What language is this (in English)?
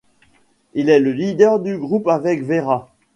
French